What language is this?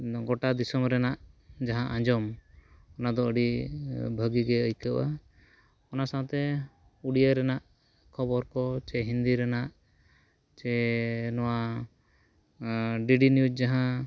Santali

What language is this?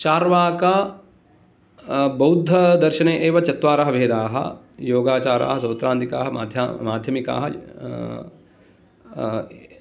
Sanskrit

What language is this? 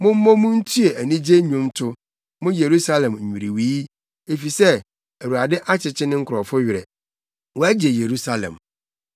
Akan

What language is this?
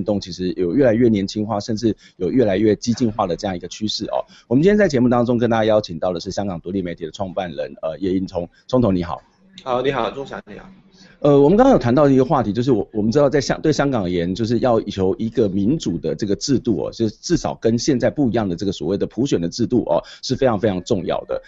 Chinese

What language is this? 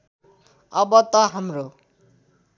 Nepali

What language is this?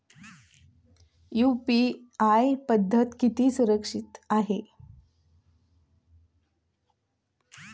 Marathi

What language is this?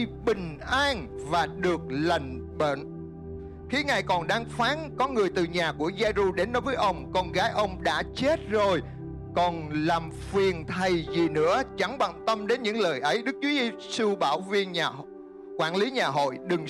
Vietnamese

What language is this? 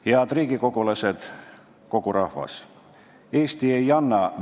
Estonian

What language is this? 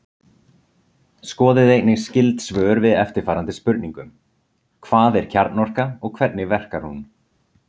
Icelandic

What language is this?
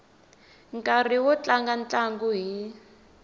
Tsonga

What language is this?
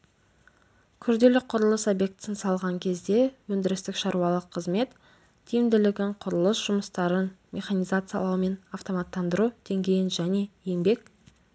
Kazakh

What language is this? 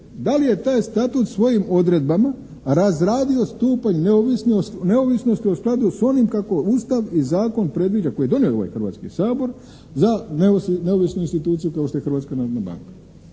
Croatian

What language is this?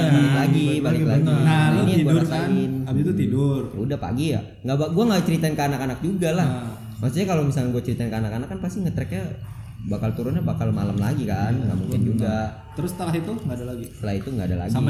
Indonesian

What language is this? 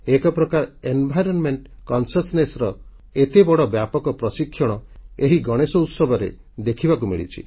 Odia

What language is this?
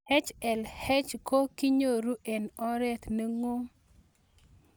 Kalenjin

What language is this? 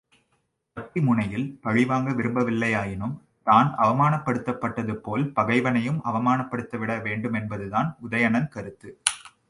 Tamil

